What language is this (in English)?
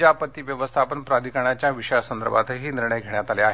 Marathi